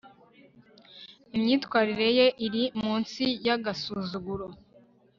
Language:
Kinyarwanda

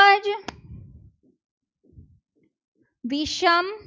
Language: Gujarati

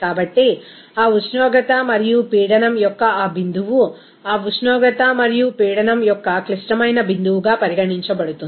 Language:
Telugu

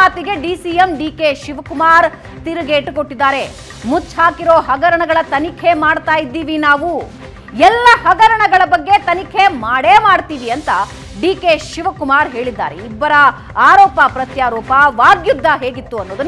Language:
Kannada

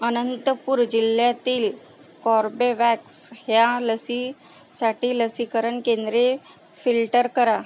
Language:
Marathi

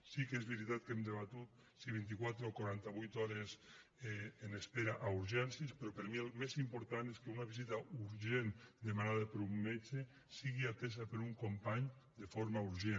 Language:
Catalan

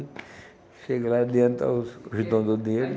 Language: Portuguese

